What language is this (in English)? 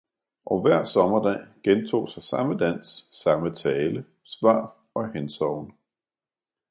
Danish